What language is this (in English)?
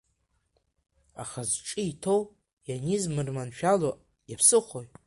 Abkhazian